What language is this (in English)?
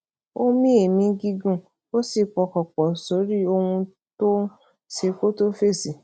Yoruba